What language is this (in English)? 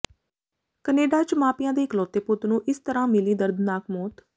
Punjabi